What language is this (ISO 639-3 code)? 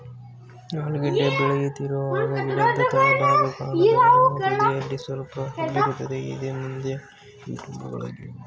kan